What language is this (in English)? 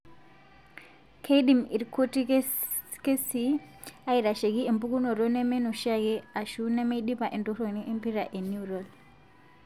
Masai